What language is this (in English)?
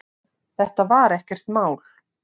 Icelandic